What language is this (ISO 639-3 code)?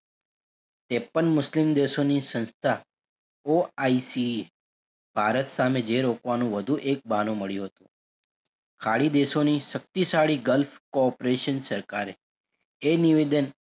guj